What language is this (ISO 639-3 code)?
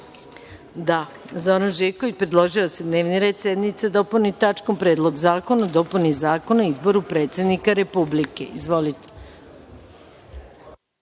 srp